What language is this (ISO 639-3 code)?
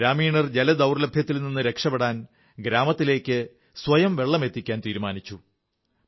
mal